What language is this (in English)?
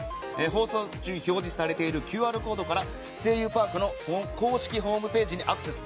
Japanese